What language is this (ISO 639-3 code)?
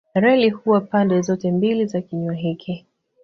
swa